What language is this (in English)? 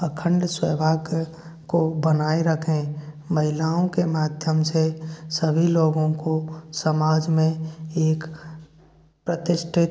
Hindi